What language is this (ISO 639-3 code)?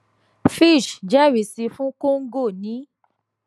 yor